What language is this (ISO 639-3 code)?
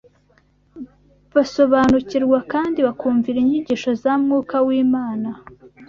kin